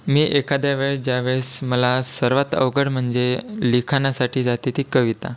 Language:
Marathi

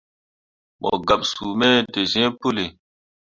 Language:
Mundang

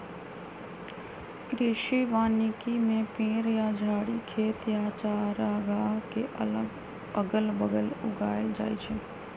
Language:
Magahi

